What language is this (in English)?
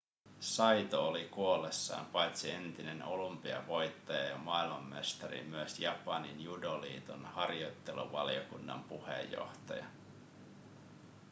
Finnish